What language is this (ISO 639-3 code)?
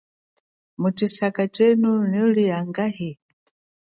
cjk